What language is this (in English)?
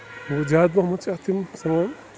Kashmiri